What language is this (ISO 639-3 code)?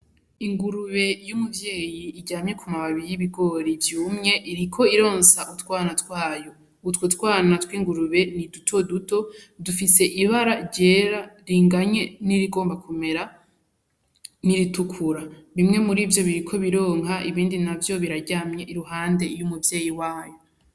run